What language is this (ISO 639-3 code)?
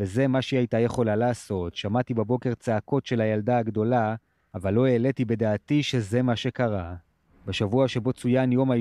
heb